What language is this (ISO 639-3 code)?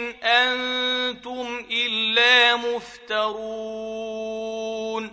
ara